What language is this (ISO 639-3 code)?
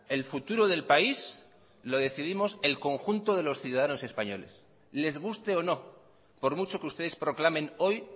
spa